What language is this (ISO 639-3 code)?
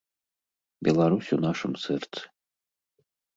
bel